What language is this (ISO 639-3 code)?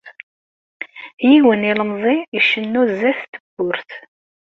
kab